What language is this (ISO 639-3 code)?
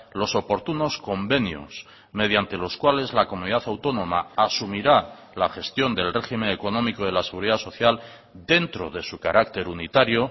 spa